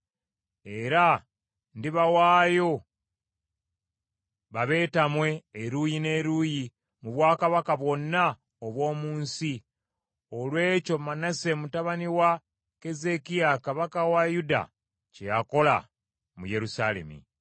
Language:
Ganda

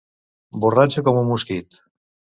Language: Catalan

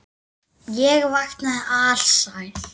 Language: Icelandic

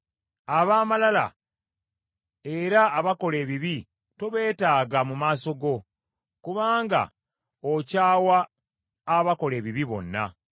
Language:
Ganda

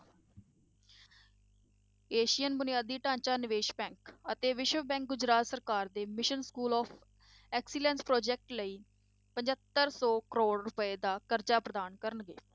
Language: Punjabi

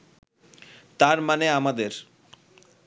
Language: Bangla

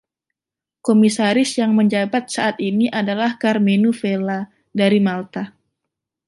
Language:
Indonesian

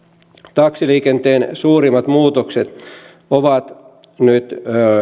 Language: Finnish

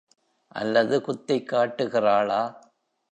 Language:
Tamil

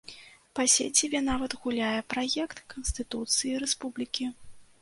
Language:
Belarusian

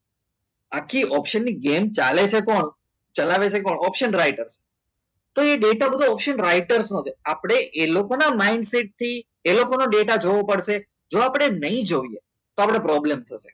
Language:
Gujarati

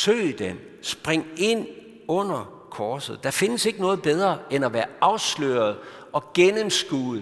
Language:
Danish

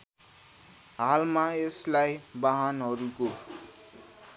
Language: Nepali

